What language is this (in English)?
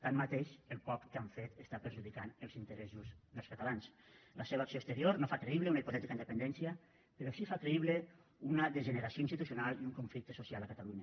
Catalan